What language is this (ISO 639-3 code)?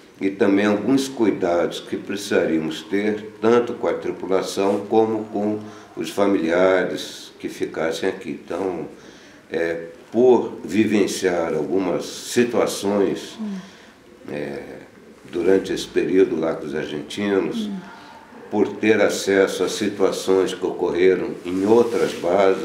por